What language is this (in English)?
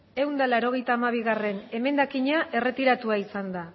Basque